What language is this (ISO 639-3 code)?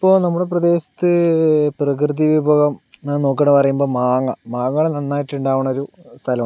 mal